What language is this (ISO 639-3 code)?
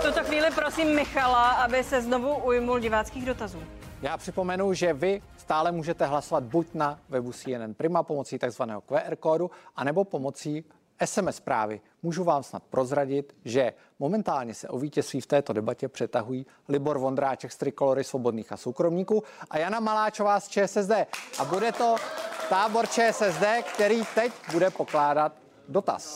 ces